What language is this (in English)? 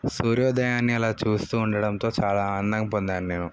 Telugu